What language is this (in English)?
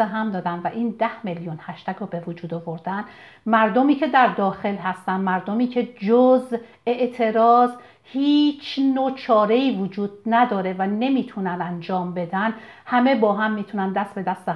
Persian